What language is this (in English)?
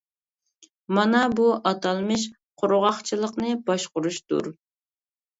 Uyghur